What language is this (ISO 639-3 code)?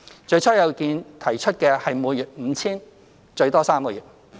yue